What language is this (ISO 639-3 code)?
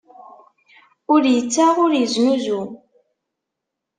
kab